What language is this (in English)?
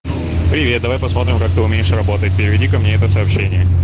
Russian